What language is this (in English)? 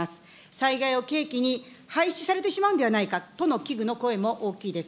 Japanese